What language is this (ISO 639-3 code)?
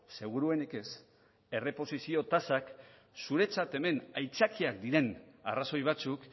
eus